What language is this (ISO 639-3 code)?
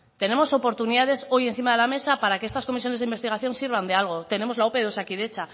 spa